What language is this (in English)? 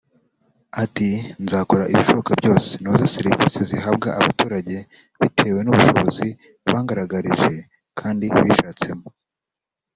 Kinyarwanda